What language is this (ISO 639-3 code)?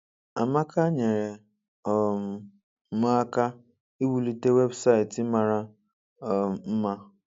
ibo